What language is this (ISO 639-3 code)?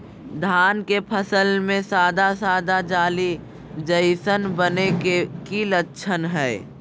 mag